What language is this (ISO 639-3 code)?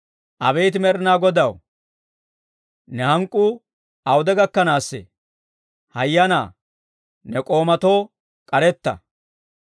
dwr